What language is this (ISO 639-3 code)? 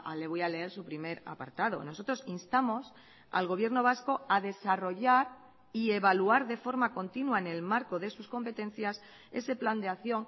spa